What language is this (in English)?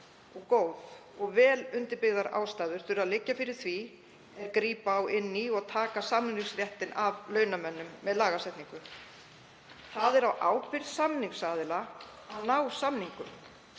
Icelandic